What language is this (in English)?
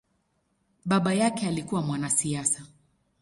Swahili